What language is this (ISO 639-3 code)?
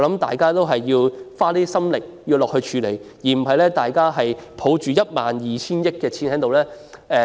yue